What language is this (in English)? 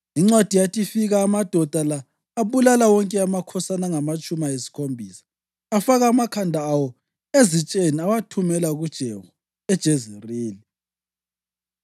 North Ndebele